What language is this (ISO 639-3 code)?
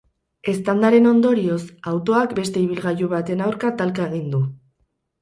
eus